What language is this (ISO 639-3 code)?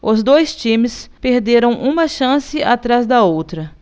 por